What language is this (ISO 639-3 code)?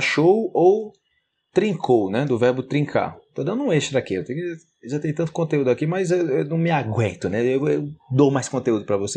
por